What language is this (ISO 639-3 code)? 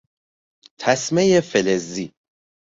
fas